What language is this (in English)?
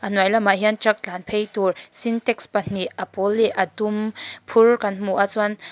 Mizo